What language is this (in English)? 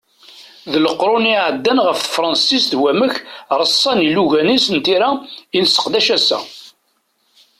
Kabyle